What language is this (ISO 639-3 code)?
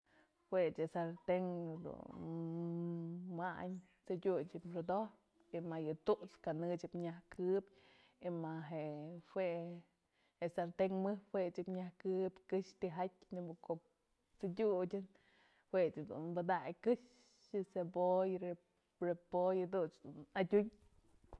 mzl